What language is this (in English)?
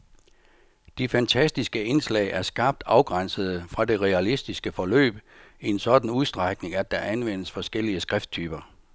Danish